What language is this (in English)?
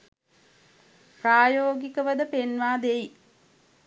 Sinhala